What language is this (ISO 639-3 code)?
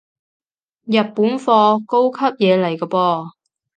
yue